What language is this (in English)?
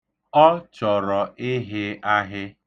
Igbo